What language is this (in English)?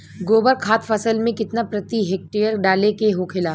Bhojpuri